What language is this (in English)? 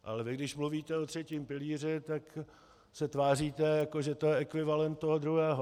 Czech